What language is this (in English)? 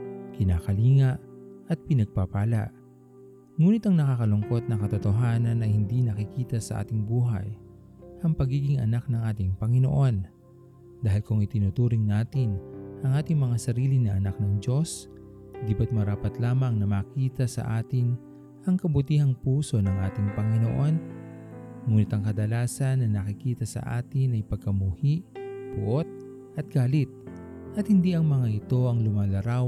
Filipino